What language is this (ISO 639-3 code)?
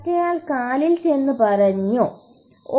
mal